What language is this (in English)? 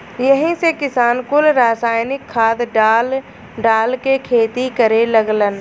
Bhojpuri